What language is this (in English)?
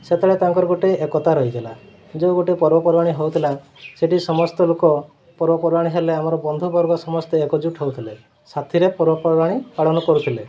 Odia